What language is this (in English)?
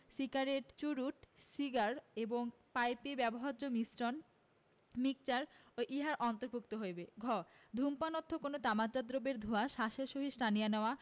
Bangla